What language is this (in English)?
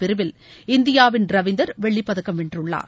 Tamil